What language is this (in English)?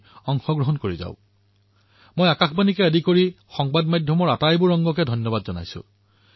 Assamese